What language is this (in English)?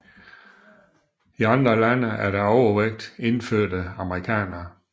Danish